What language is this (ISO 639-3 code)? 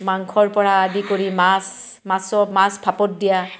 asm